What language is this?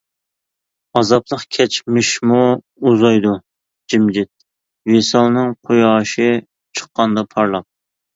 Uyghur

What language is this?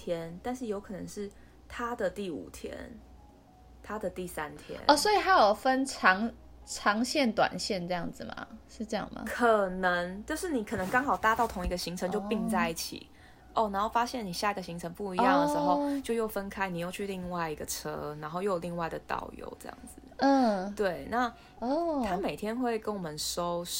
Chinese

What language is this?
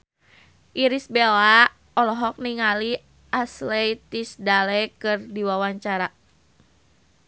Sundanese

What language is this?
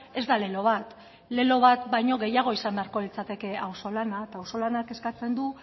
Basque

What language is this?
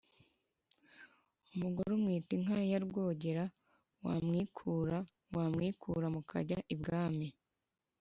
Kinyarwanda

